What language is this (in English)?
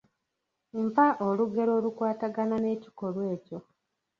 Ganda